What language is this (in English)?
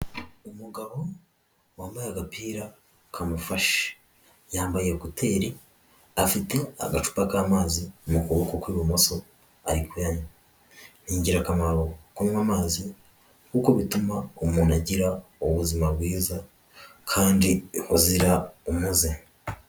Kinyarwanda